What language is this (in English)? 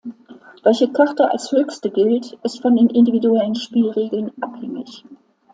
German